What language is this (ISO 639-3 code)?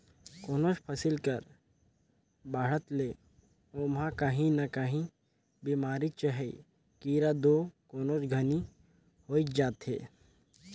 hne